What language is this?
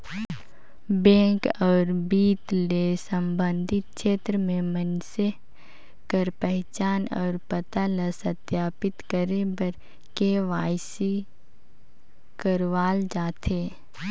Chhattisgarhi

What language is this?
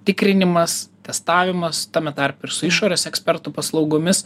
Lithuanian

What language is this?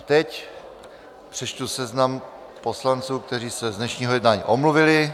Czech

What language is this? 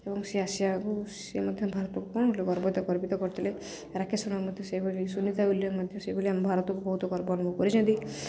Odia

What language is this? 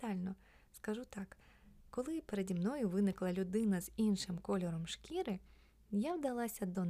Ukrainian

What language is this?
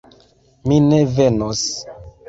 Esperanto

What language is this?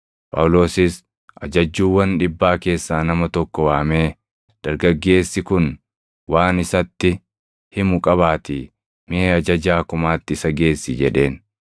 Oromo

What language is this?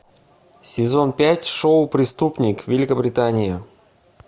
Russian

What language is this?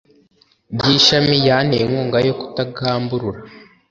Kinyarwanda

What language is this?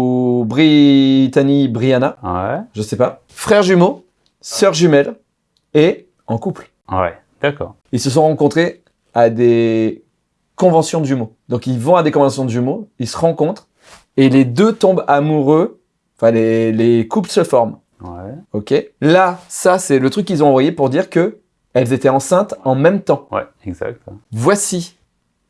French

